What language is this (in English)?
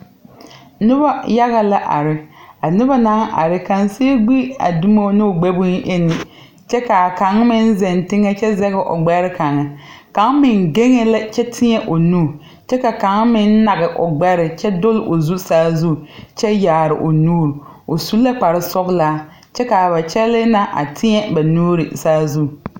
Southern Dagaare